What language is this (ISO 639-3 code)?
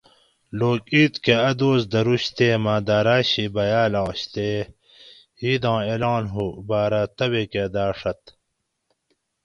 gwc